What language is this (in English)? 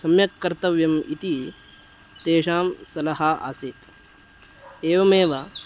Sanskrit